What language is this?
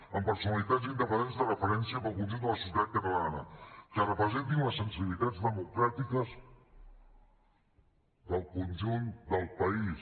Catalan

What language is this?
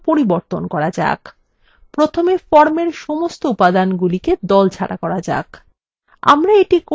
Bangla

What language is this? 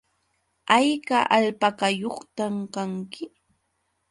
Yauyos Quechua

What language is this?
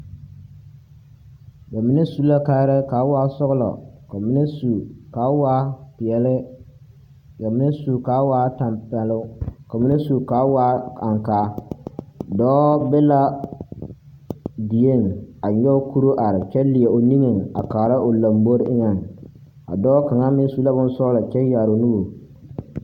Southern Dagaare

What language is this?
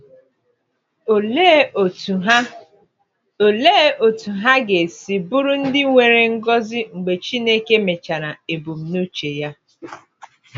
Igbo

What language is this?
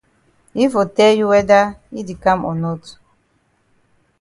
Cameroon Pidgin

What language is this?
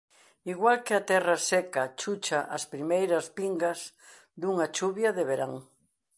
Galician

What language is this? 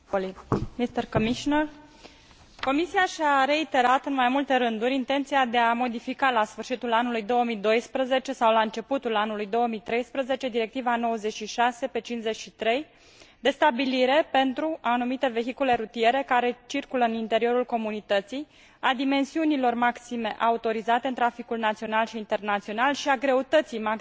Romanian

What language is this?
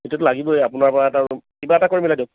Assamese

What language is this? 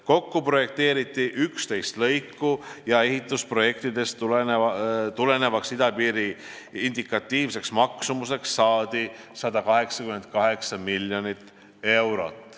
Estonian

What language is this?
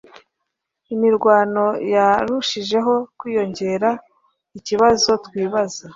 Kinyarwanda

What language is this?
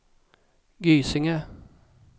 Swedish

